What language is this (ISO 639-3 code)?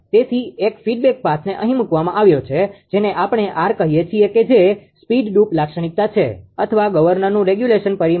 guj